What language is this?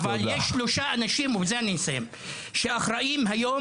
Hebrew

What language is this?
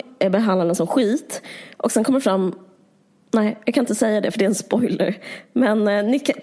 Swedish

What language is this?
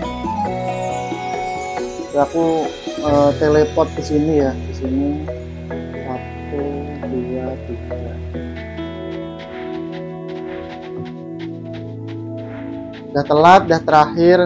Indonesian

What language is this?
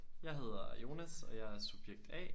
Danish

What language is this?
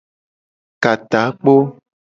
Gen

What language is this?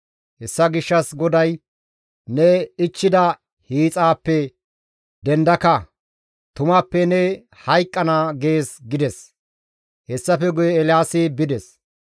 Gamo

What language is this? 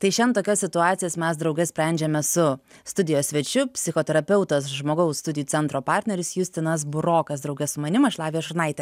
Lithuanian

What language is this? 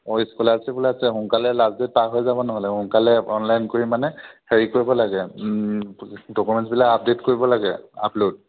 Assamese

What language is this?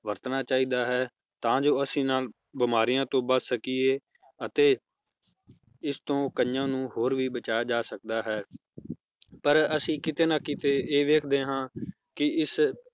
Punjabi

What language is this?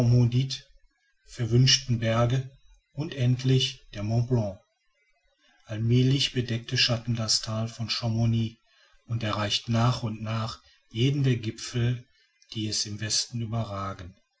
German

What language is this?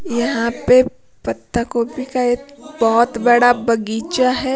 Hindi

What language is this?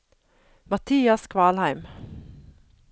Norwegian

